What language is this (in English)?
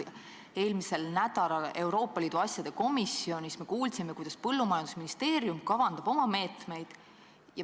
Estonian